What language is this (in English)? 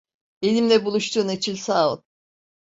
Turkish